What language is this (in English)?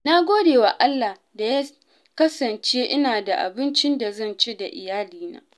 Hausa